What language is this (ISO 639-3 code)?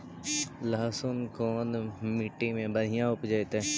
mag